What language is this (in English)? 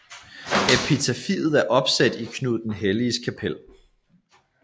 Danish